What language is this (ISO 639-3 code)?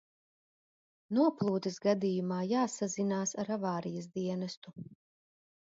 lav